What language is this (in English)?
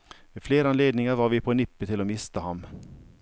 Norwegian